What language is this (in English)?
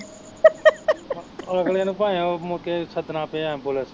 Punjabi